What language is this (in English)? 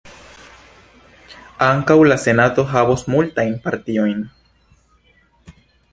Esperanto